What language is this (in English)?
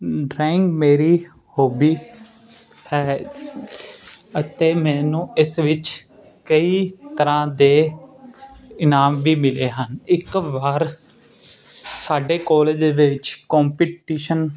Punjabi